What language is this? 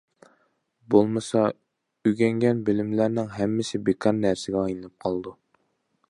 Uyghur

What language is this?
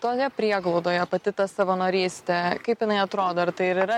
Lithuanian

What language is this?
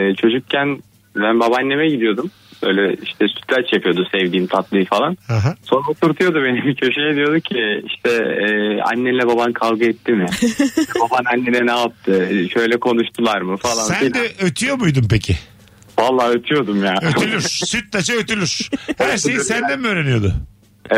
Turkish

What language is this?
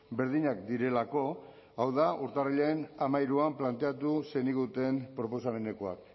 Basque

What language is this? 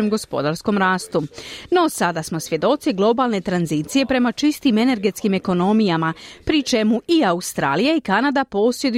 Croatian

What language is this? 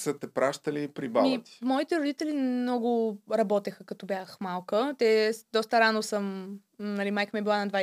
Bulgarian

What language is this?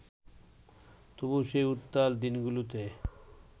Bangla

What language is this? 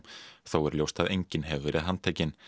Icelandic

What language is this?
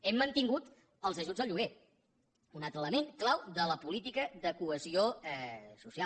Catalan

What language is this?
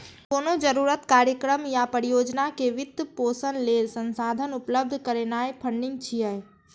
Maithili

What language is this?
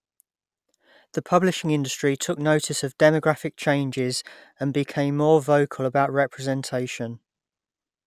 English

